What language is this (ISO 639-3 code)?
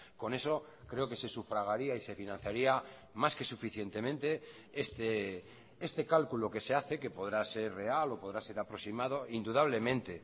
spa